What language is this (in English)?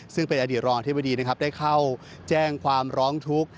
Thai